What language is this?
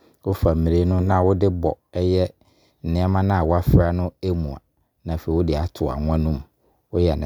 Abron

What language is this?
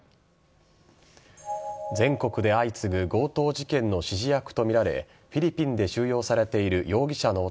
Japanese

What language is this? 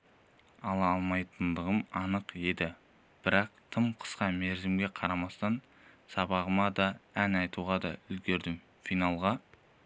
Kazakh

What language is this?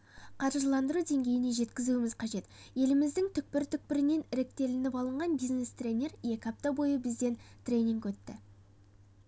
Kazakh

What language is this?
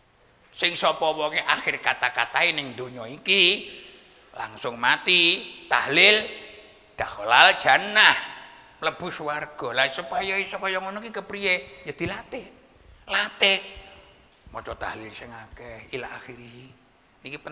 Indonesian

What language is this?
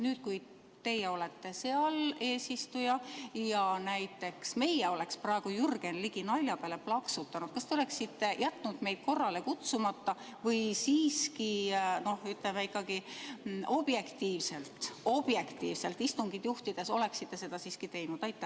Estonian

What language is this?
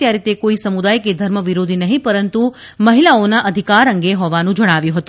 Gujarati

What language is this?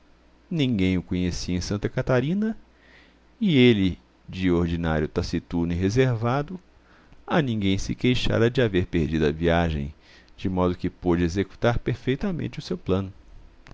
Portuguese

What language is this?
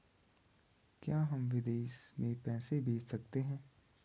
Hindi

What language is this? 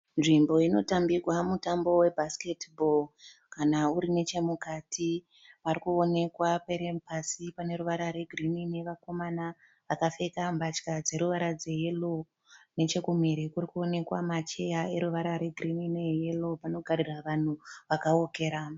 Shona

